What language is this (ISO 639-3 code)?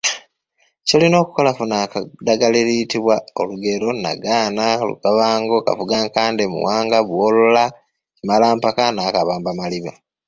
lug